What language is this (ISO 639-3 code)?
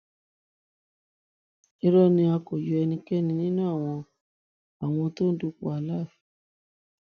yor